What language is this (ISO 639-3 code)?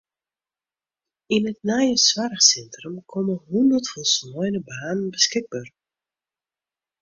fry